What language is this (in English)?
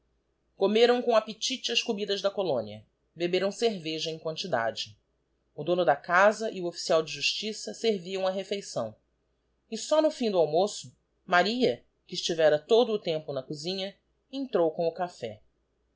Portuguese